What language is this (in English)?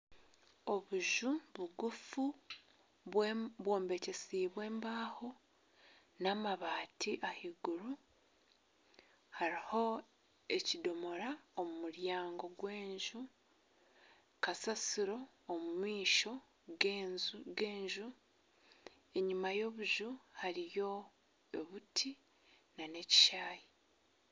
Nyankole